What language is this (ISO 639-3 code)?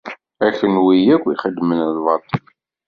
kab